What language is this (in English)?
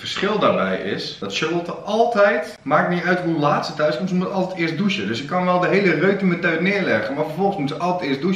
Dutch